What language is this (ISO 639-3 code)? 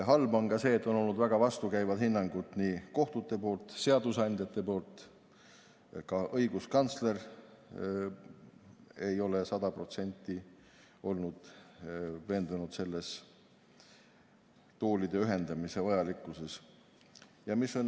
est